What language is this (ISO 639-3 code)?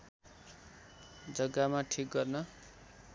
nep